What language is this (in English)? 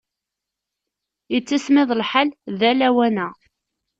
Kabyle